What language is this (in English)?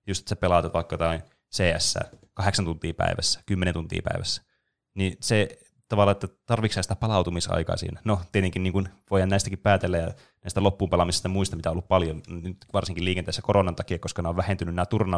Finnish